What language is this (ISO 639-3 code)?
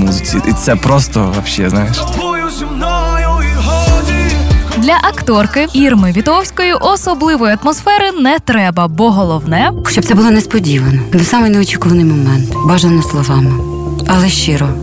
ukr